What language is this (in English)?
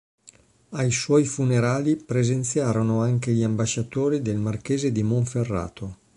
Italian